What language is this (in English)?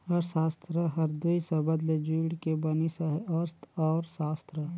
Chhattisgarhi